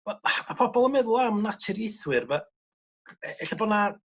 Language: Welsh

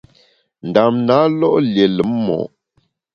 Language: Bamun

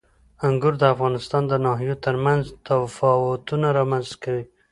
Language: Pashto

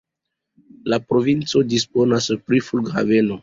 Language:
Esperanto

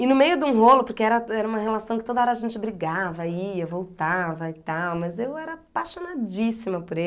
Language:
Portuguese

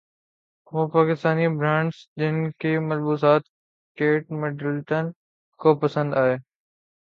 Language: Urdu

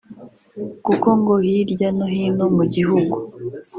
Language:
Kinyarwanda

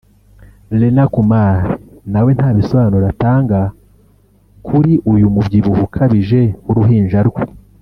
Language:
Kinyarwanda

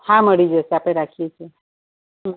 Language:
Gujarati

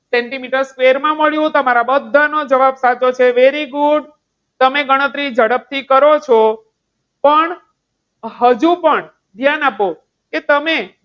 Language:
Gujarati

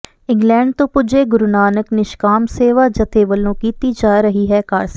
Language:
Punjabi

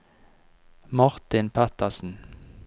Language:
Norwegian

